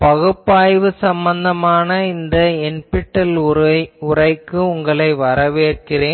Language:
Tamil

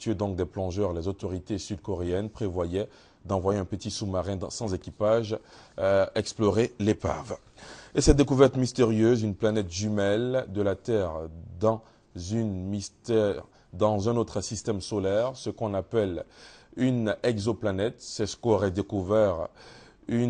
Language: French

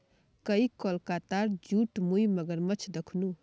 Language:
Magahi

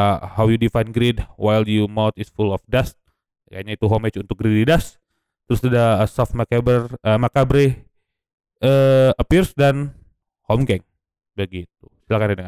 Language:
Indonesian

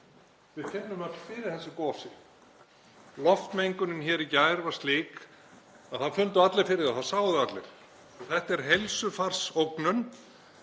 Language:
Icelandic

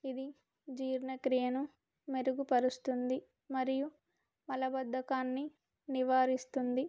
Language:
Telugu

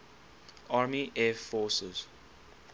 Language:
English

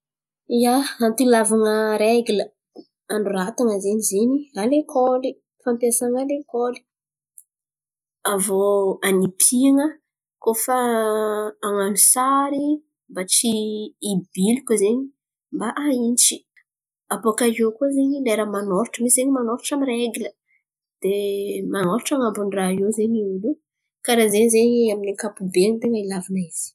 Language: Antankarana Malagasy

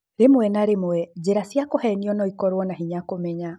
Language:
Kikuyu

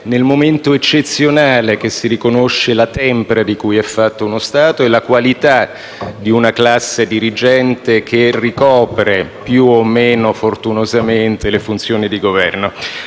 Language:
Italian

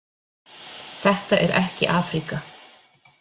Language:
Icelandic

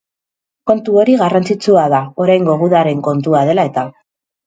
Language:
Basque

